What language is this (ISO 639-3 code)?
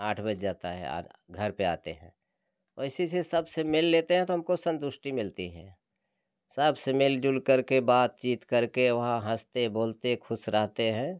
hin